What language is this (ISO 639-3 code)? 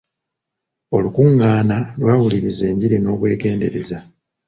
lug